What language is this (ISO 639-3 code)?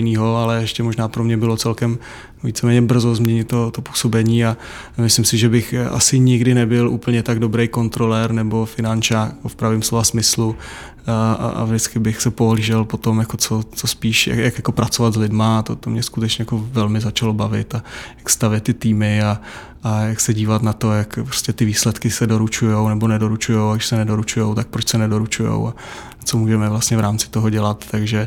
ces